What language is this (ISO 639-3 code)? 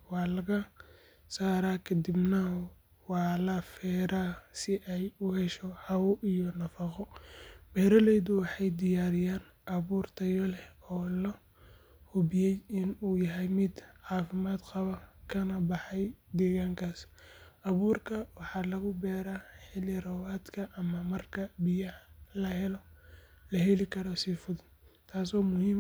som